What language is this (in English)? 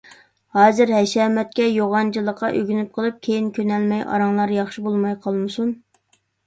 Uyghur